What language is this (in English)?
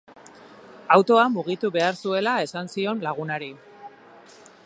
Basque